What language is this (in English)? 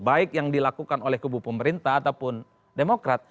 Indonesian